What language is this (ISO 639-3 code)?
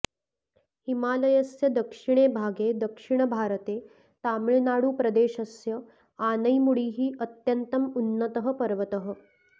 san